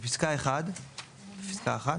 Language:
Hebrew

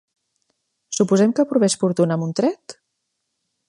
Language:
Catalan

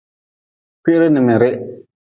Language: Nawdm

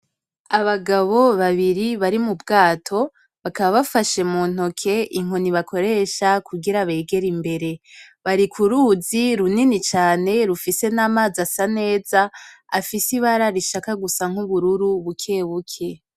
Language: Rundi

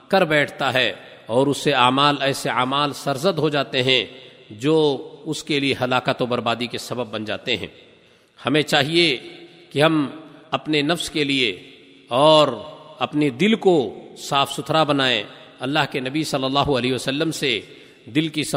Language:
Urdu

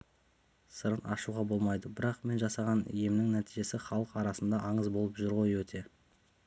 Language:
Kazakh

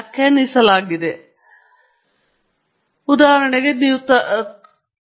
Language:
Kannada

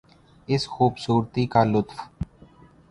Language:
Urdu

